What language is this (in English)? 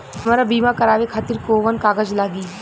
Bhojpuri